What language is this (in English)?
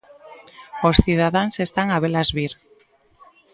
Galician